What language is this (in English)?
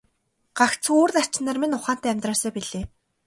Mongolian